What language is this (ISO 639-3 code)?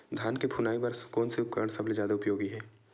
hne